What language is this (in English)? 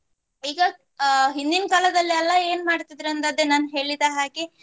Kannada